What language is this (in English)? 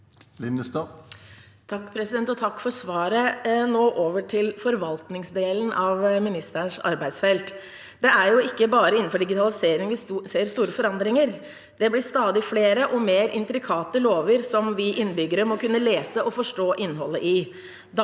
Norwegian